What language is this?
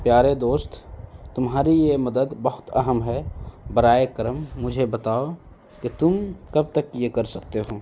Urdu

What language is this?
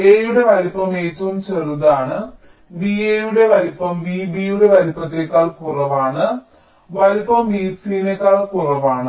Malayalam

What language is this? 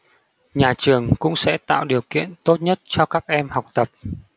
Vietnamese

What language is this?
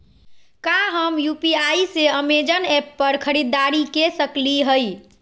Magahi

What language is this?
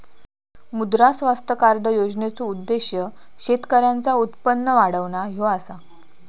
Marathi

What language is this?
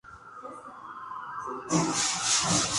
Spanish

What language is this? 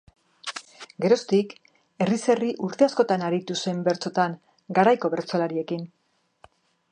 Basque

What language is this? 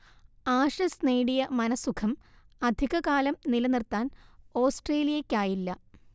Malayalam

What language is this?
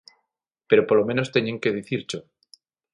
Galician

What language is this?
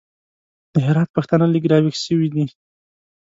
Pashto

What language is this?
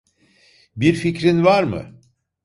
Turkish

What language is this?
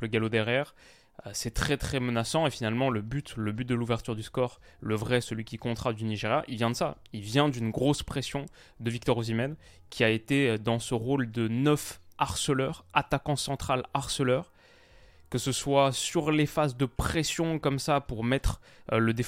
French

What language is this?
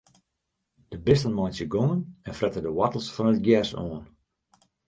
Western Frisian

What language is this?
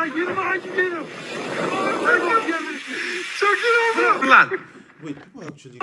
Turkish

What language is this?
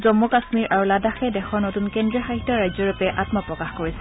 Assamese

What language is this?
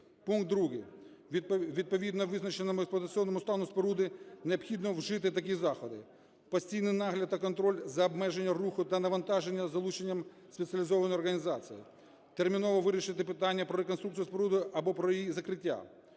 Ukrainian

